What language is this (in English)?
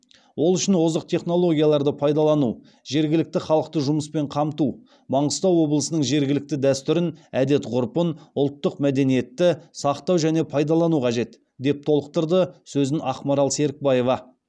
Kazakh